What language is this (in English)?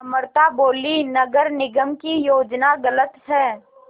Hindi